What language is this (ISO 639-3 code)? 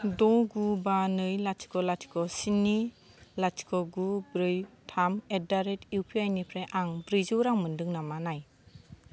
brx